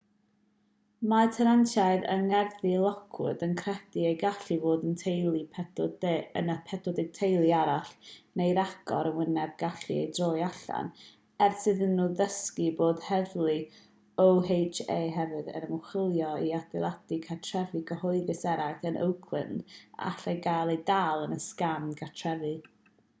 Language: Welsh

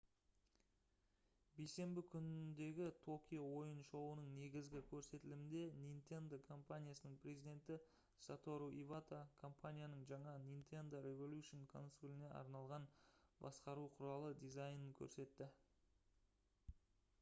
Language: Kazakh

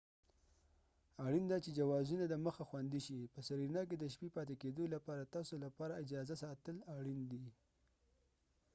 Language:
Pashto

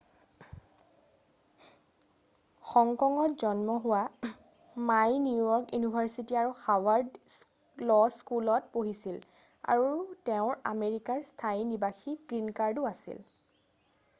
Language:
Assamese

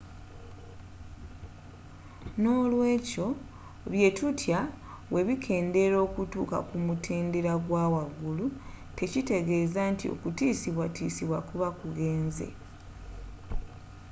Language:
Ganda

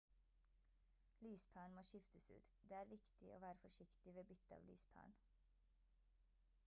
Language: Norwegian Bokmål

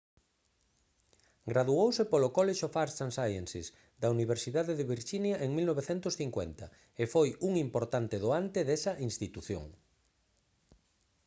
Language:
Galician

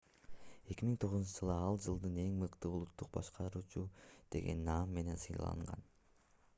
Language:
Kyrgyz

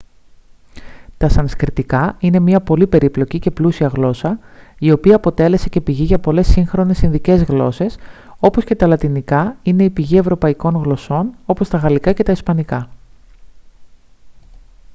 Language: Greek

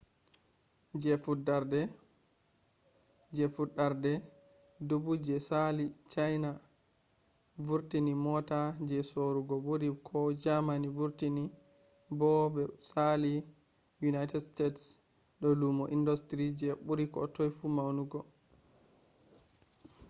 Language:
Fula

